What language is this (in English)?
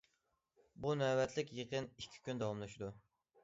Uyghur